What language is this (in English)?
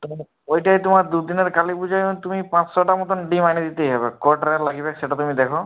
Bangla